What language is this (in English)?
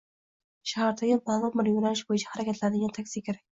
Uzbek